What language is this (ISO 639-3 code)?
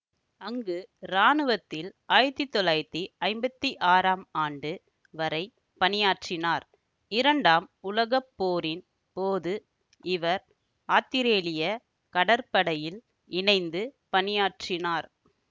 tam